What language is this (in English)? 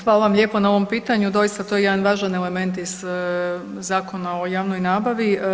Croatian